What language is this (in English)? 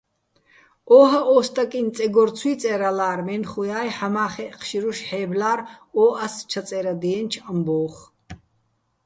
Bats